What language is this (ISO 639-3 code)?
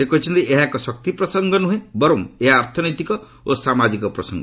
ori